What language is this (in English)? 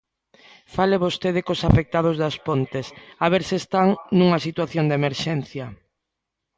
Galician